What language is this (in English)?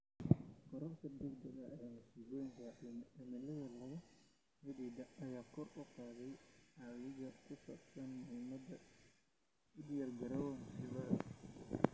Somali